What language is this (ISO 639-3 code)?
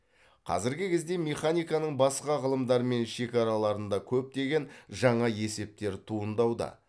kaz